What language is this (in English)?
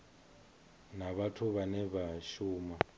Venda